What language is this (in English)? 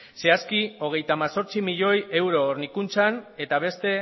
Basque